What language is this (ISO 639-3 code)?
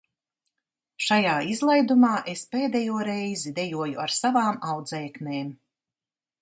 lav